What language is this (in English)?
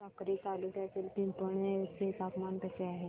Marathi